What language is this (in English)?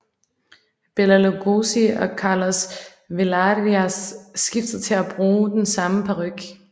Danish